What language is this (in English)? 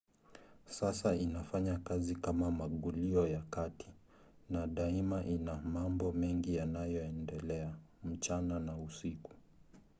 Swahili